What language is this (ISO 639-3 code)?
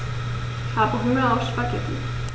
deu